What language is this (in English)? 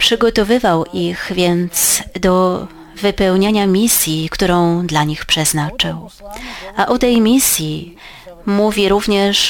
Polish